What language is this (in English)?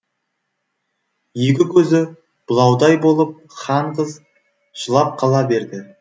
Kazakh